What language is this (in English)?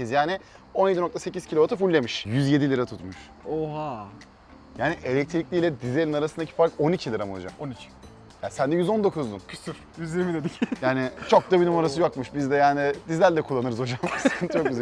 Turkish